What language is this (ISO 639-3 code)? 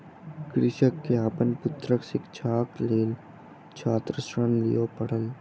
mai